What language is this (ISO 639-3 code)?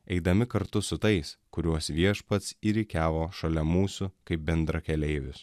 lit